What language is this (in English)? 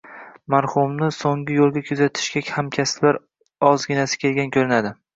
Uzbek